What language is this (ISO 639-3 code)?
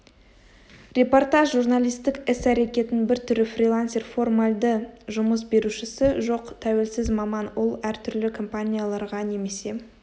kaz